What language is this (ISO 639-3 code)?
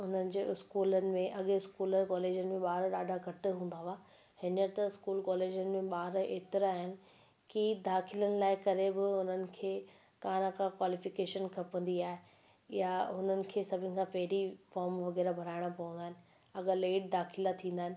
snd